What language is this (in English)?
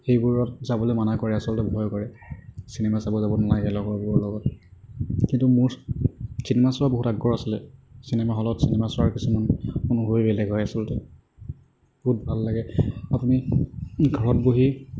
Assamese